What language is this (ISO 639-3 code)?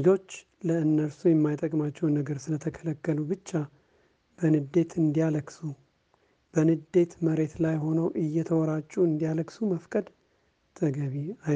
amh